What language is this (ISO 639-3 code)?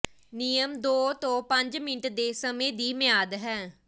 pan